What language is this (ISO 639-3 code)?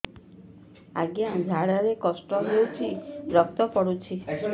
ori